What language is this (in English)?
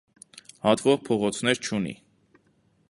Armenian